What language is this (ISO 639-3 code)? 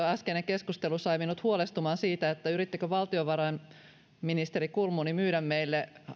fin